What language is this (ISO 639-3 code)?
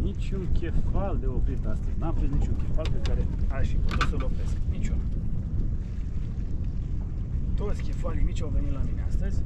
ron